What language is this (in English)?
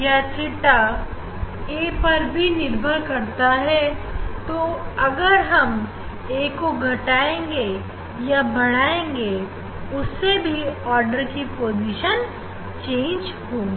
Hindi